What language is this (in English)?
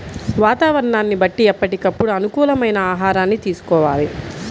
Telugu